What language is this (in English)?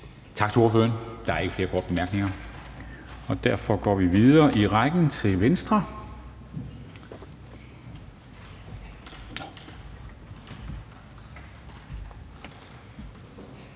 Danish